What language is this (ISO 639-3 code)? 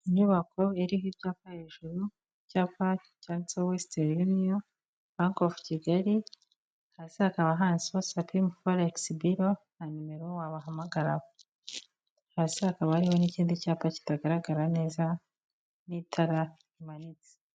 kin